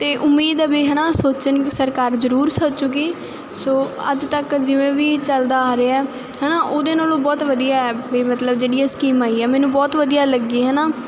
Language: Punjabi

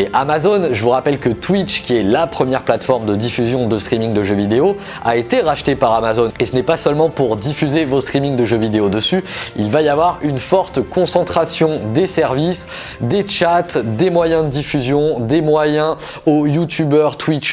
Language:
French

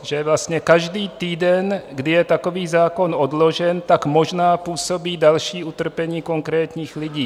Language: Czech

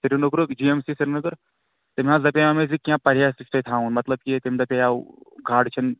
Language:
Kashmiri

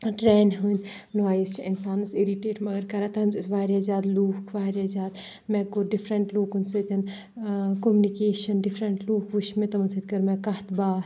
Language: Kashmiri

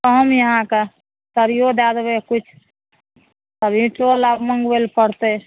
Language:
Maithili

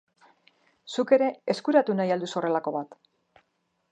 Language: Basque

